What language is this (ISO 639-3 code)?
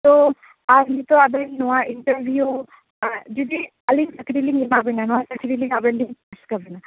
sat